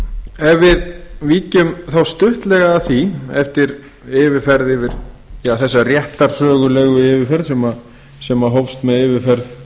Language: Icelandic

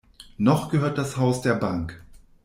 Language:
German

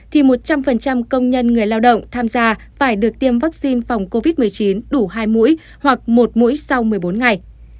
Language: Vietnamese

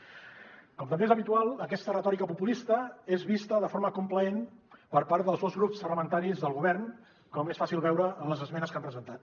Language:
Catalan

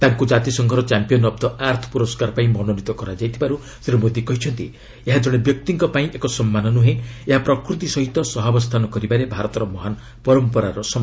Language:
Odia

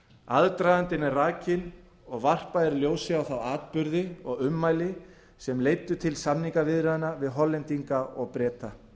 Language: Icelandic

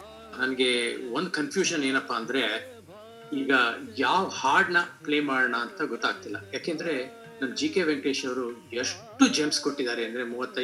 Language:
Kannada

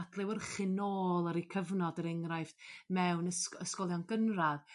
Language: Welsh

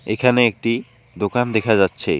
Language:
Bangla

